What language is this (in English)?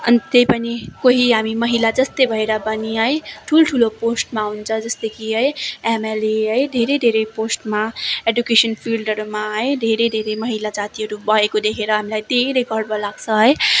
Nepali